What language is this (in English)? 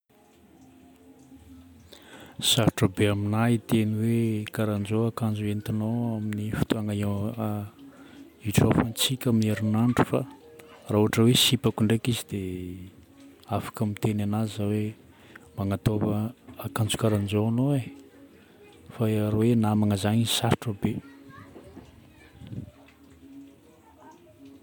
Northern Betsimisaraka Malagasy